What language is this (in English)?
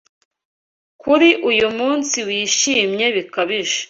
Kinyarwanda